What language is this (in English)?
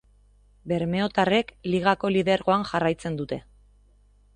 Basque